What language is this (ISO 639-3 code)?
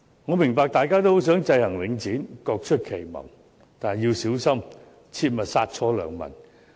yue